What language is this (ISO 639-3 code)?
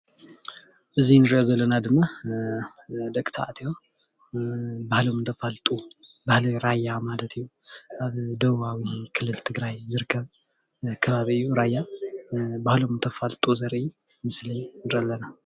tir